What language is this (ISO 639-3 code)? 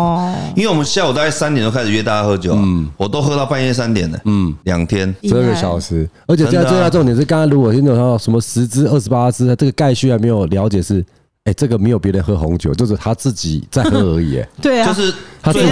zho